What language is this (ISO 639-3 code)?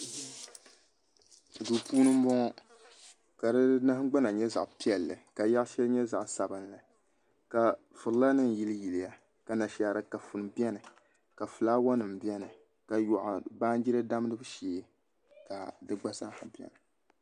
dag